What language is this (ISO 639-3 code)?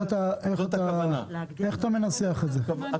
heb